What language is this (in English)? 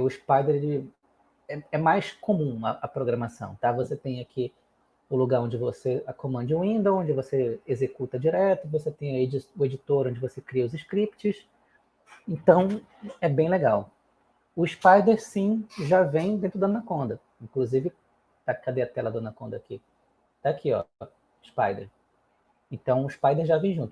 Portuguese